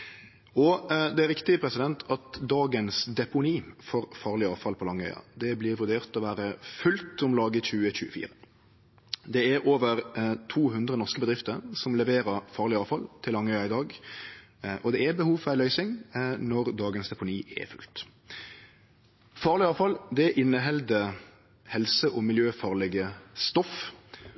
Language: Norwegian Nynorsk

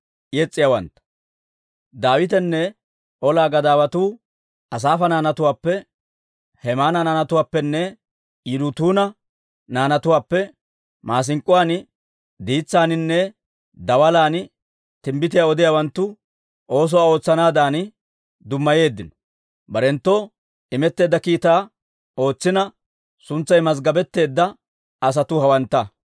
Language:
Dawro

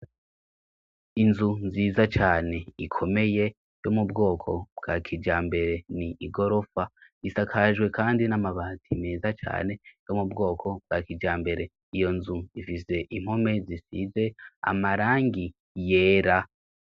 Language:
Rundi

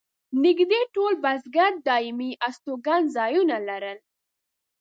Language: Pashto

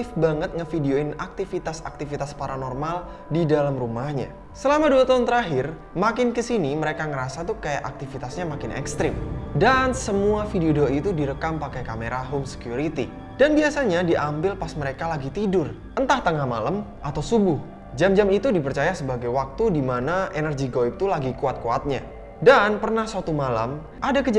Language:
Indonesian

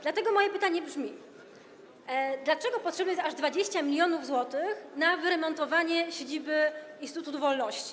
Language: Polish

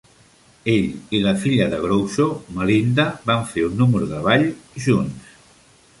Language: Catalan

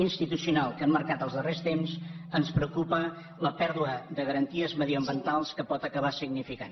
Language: Catalan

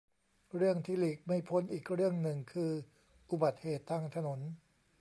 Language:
Thai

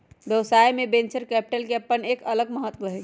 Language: Magahi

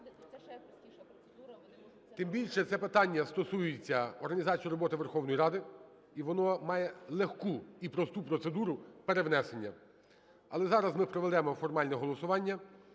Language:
Ukrainian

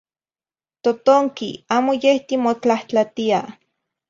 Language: Zacatlán-Ahuacatlán-Tepetzintla Nahuatl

